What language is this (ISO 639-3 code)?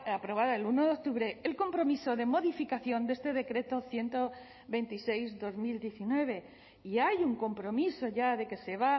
spa